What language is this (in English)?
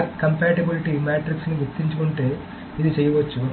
Telugu